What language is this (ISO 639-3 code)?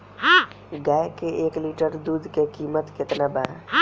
bho